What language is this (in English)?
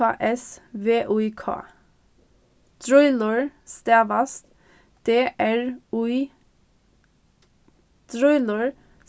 Faroese